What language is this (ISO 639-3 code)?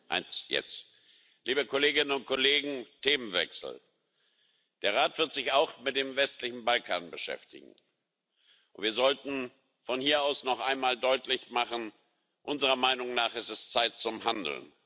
deu